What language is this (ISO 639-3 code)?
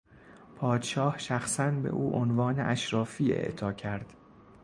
fas